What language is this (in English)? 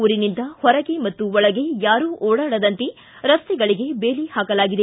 Kannada